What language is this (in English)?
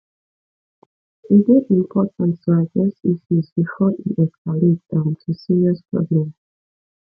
Nigerian Pidgin